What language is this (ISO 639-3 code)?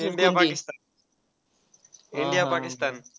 mar